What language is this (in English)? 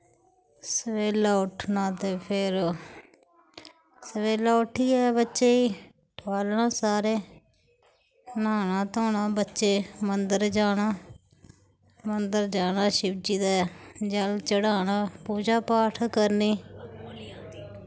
Dogri